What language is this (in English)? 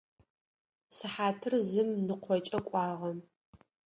Adyghe